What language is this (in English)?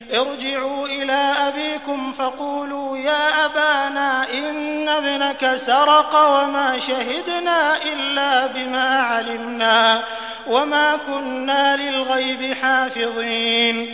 Arabic